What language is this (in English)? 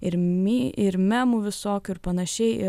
Lithuanian